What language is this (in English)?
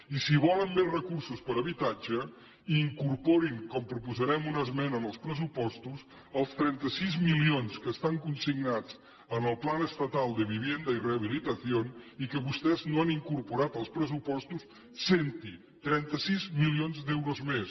Catalan